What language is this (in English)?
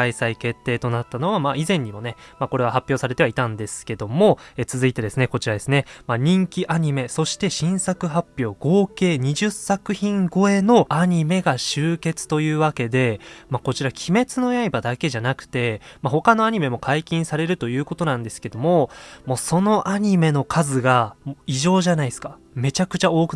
Japanese